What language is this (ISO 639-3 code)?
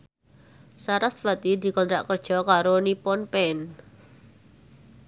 jav